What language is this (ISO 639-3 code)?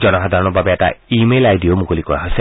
asm